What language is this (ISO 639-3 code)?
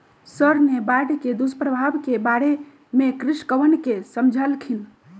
mag